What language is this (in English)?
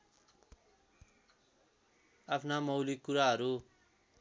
Nepali